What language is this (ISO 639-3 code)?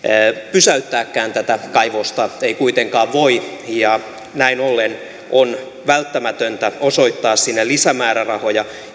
fin